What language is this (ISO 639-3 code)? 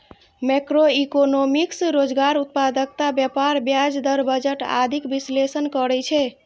mai